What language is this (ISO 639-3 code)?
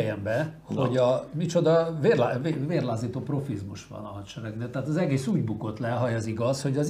hun